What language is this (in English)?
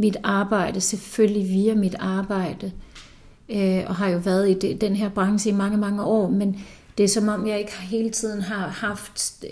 Danish